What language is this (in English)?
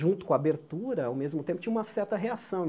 Portuguese